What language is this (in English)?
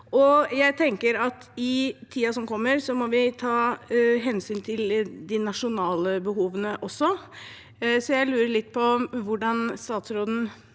Norwegian